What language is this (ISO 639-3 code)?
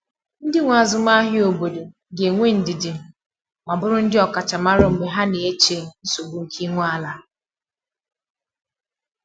ibo